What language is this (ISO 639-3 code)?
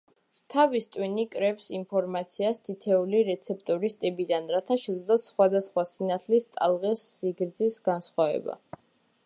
kat